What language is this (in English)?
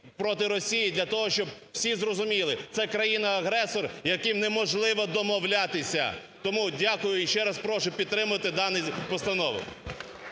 Ukrainian